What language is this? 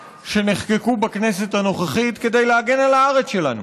Hebrew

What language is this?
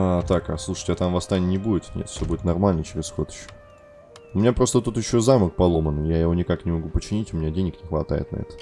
Russian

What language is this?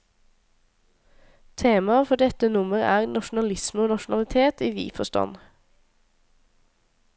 Norwegian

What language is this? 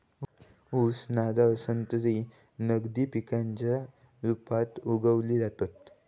Marathi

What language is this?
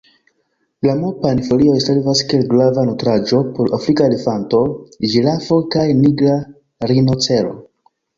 Esperanto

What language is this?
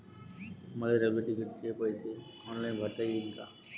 Marathi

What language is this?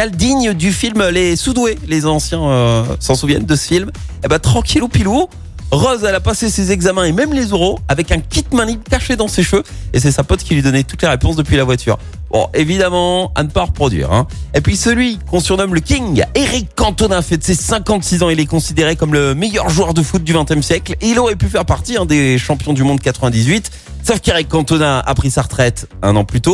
French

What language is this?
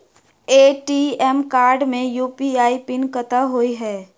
Maithili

